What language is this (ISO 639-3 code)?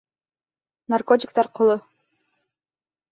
bak